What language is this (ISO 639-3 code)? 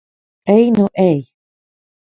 lav